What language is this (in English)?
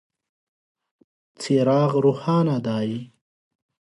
Pashto